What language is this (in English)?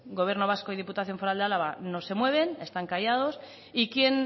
Spanish